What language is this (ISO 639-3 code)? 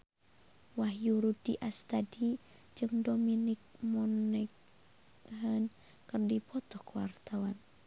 sun